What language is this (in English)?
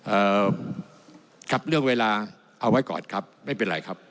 Thai